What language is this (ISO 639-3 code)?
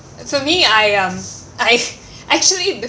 eng